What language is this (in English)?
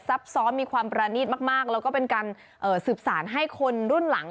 Thai